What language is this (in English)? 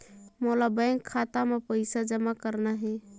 Chhattisgarhi